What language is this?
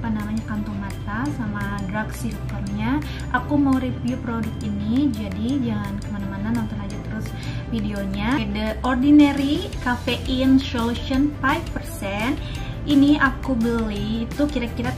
Indonesian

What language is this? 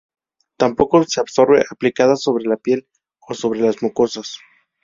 Spanish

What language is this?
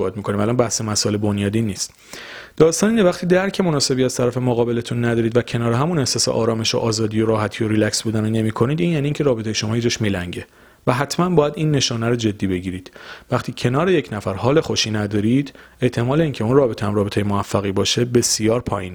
Persian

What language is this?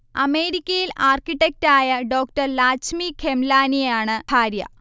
Malayalam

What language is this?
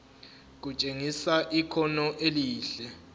Zulu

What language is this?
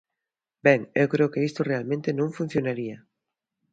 Galician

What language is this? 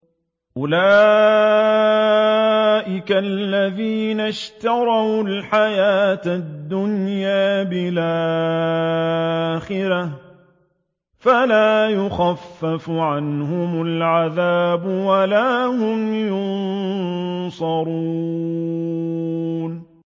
Arabic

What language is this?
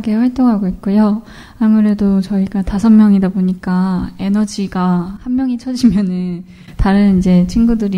Korean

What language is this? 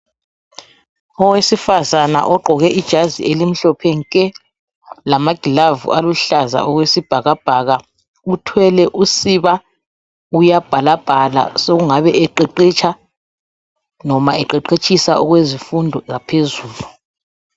North Ndebele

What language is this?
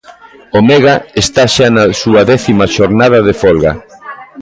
Galician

